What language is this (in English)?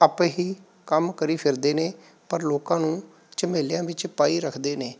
Punjabi